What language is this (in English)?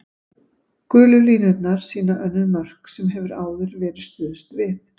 Icelandic